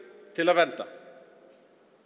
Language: Icelandic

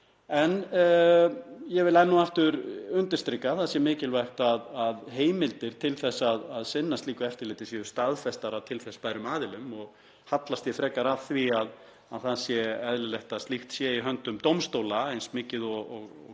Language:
Icelandic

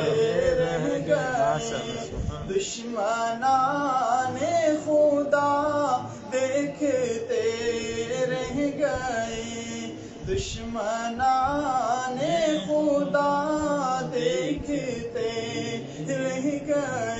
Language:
Arabic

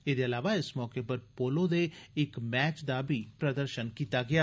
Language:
Dogri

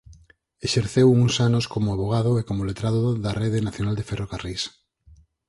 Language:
Galician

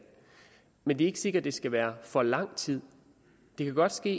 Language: Danish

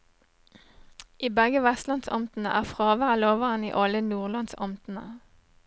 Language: Norwegian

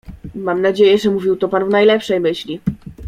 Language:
Polish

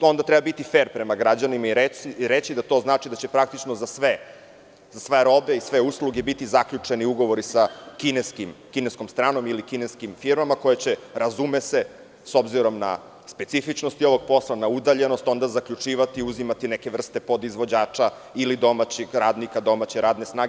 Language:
Serbian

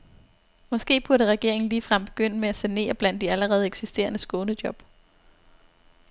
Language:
Danish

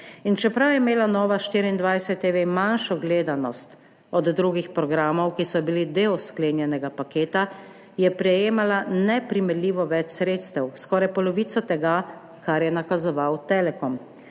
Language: Slovenian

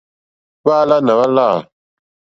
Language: Mokpwe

